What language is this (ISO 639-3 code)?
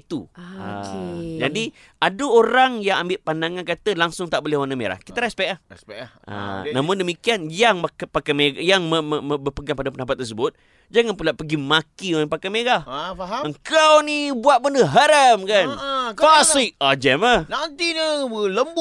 msa